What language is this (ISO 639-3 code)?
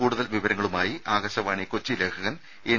mal